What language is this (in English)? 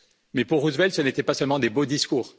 French